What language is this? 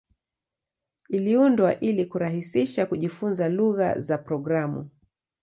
Swahili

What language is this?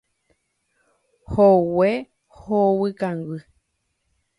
Guarani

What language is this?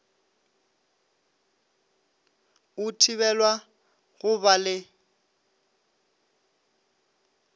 Northern Sotho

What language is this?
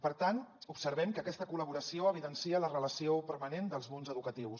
Catalan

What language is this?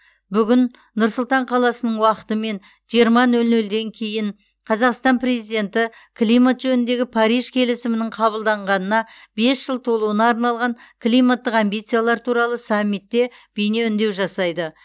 Kazakh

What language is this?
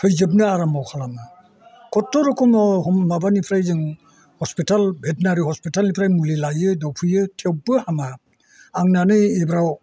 Bodo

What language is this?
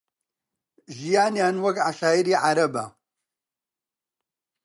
Central Kurdish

